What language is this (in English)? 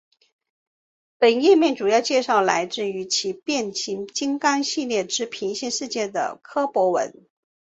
Chinese